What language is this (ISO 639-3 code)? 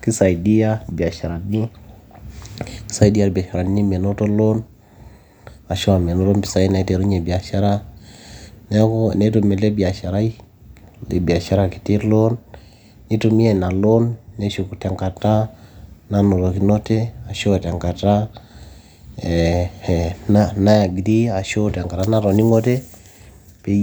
mas